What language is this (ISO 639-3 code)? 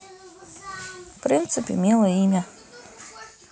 rus